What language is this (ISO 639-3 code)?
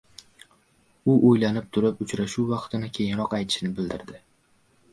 uzb